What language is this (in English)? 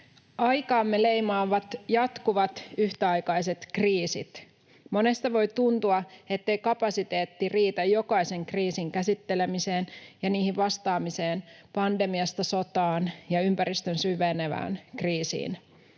Finnish